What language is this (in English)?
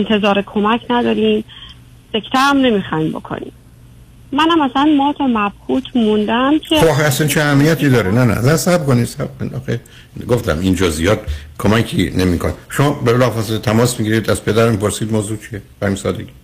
Persian